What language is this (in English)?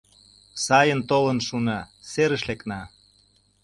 Mari